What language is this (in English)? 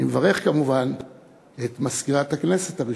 Hebrew